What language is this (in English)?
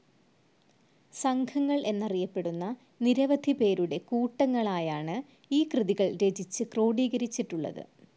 Malayalam